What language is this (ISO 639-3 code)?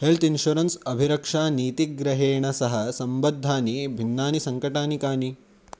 san